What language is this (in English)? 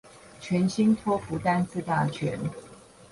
Chinese